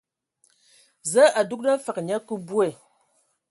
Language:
Ewondo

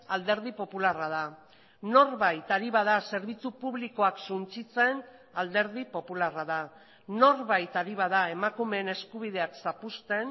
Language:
Basque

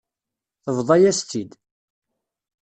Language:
Kabyle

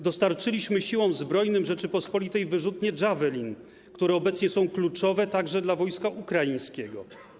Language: Polish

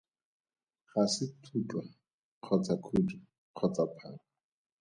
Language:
Tswana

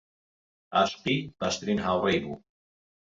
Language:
Central Kurdish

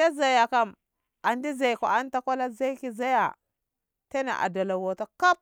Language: Ngamo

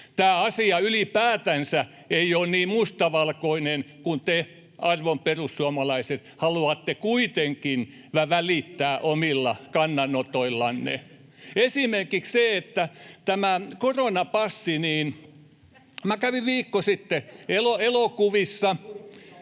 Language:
Finnish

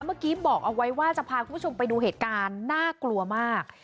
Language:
Thai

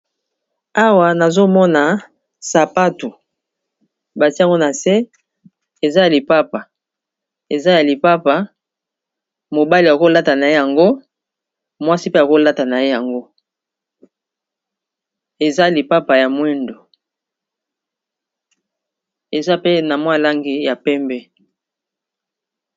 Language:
Lingala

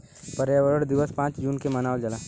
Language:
Bhojpuri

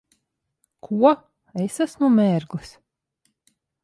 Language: Latvian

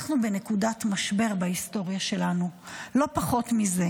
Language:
Hebrew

